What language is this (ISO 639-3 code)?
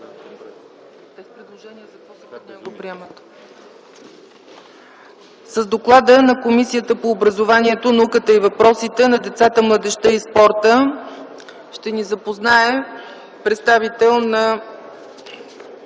bul